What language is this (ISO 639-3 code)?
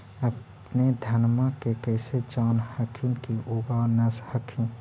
mag